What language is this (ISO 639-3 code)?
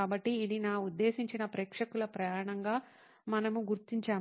tel